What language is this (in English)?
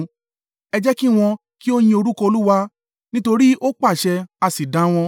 Yoruba